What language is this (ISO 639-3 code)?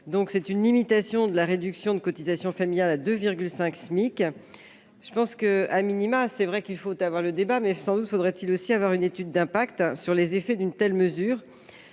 fra